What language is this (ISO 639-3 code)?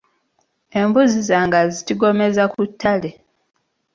lug